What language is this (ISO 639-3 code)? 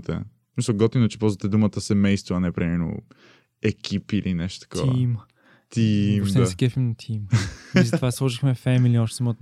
bul